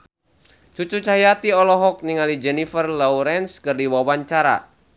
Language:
Sundanese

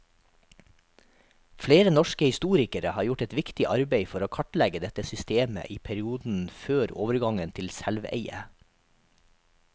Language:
Norwegian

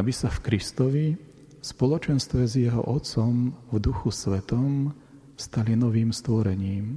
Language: Slovak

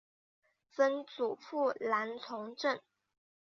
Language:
Chinese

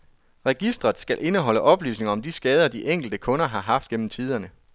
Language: Danish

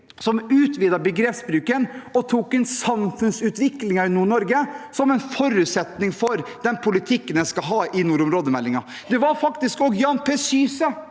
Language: Norwegian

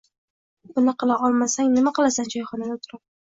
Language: Uzbek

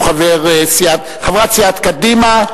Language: Hebrew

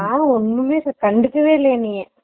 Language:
Tamil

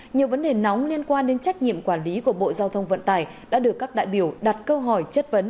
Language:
Vietnamese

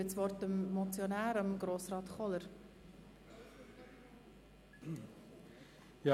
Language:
Swiss German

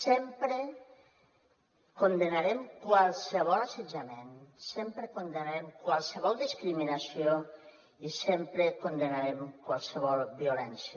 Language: Catalan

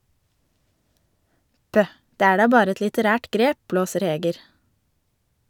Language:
Norwegian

